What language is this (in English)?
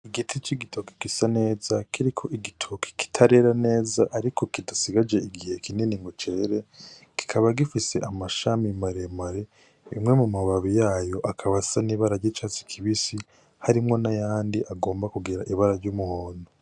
Rundi